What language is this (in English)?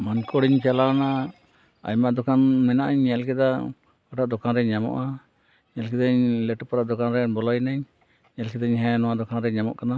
Santali